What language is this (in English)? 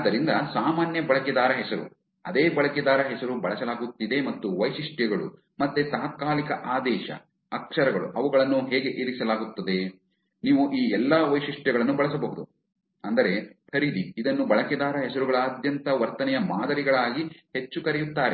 Kannada